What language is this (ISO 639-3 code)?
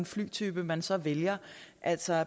dan